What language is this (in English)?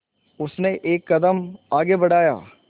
Hindi